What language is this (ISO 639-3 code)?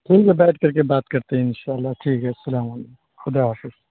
urd